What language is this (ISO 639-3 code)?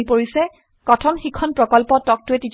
asm